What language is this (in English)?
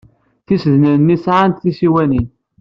Kabyle